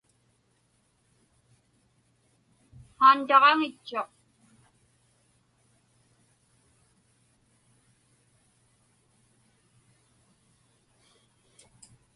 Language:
Inupiaq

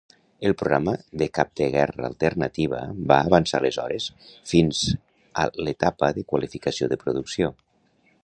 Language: Catalan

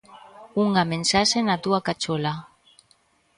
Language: Galician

